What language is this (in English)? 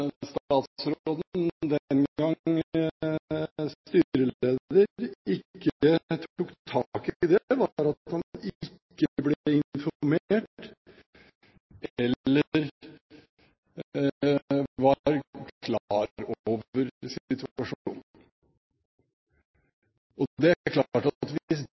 Norwegian Bokmål